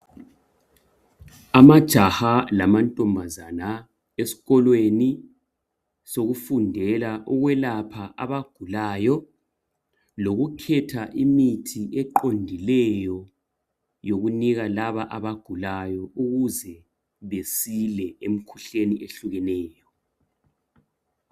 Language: North Ndebele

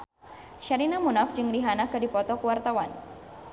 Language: Sundanese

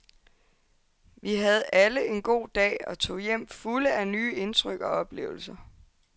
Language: Danish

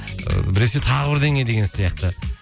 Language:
Kazakh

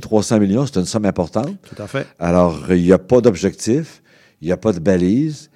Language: French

